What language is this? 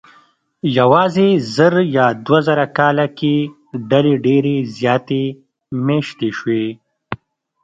Pashto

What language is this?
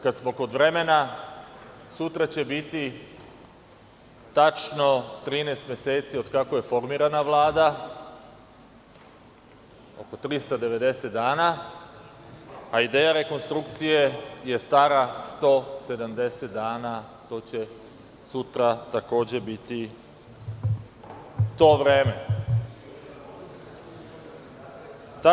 Serbian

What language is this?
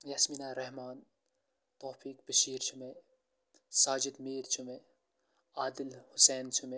Kashmiri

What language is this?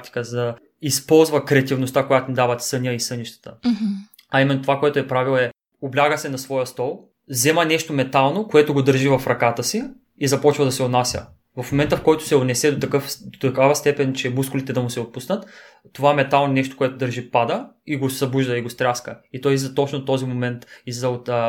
Bulgarian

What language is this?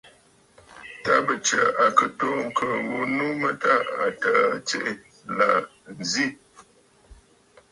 Bafut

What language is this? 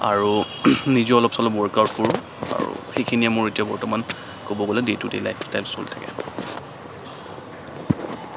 Assamese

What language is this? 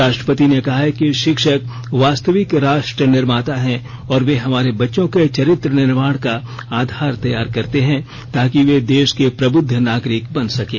Hindi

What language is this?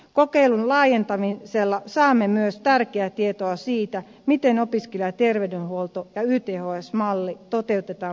Finnish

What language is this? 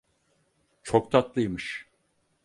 Turkish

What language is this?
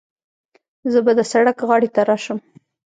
Pashto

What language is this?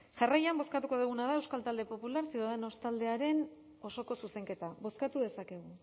Basque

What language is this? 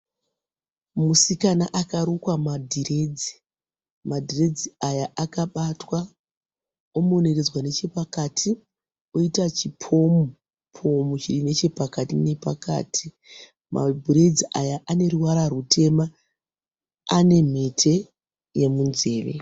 Shona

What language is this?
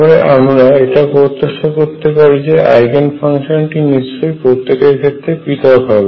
Bangla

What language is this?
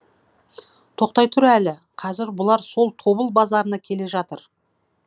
Kazakh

